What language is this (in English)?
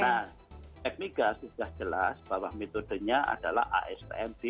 Indonesian